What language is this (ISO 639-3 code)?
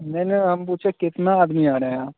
hin